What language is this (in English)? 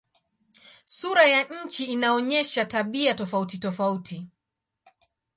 Swahili